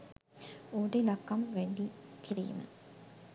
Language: Sinhala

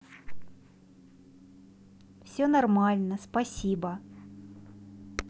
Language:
Russian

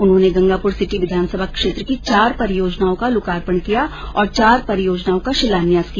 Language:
Hindi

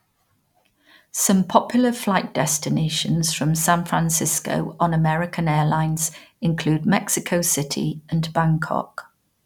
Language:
English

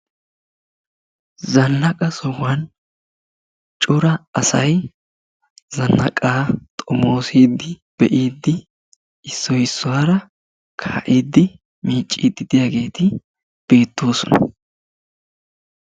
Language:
Wolaytta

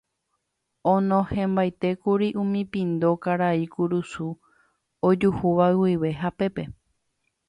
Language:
Guarani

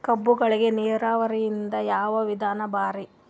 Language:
Kannada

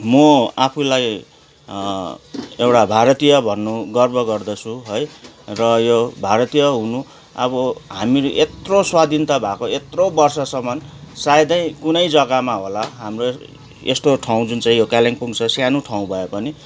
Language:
Nepali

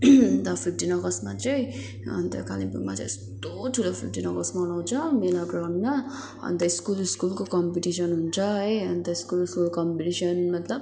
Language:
Nepali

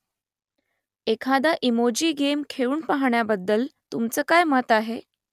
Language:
Marathi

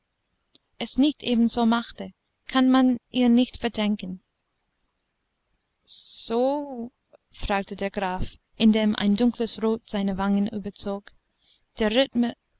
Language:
German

